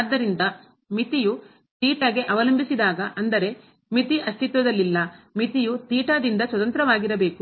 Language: Kannada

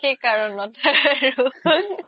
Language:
Assamese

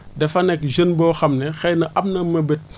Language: Wolof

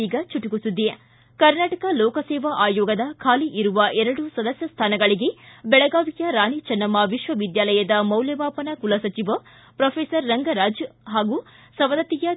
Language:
Kannada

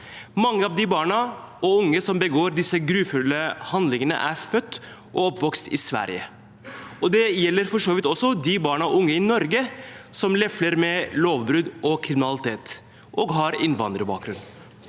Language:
Norwegian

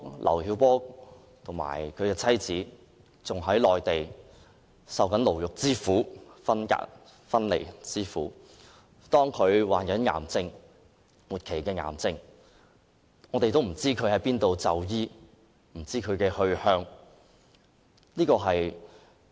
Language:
Cantonese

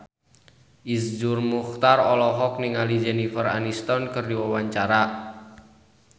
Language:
Sundanese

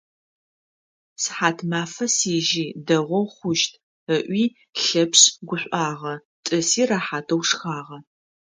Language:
Adyghe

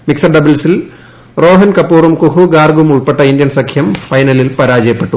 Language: Malayalam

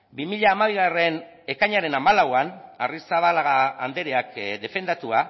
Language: Basque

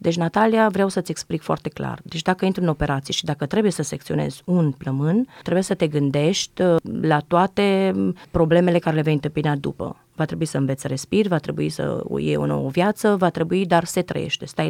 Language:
Romanian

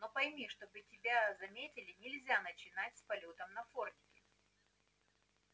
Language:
Russian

